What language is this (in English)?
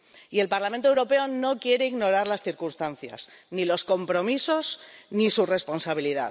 Spanish